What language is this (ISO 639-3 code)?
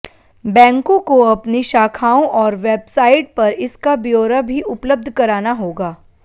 hin